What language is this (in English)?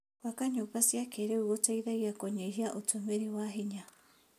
Kikuyu